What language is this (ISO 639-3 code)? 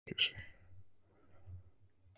isl